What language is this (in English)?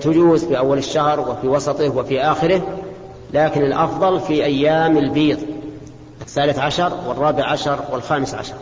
Arabic